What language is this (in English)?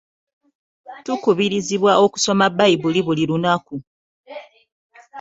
Ganda